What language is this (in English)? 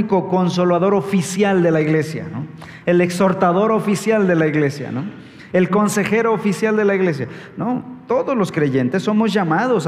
Spanish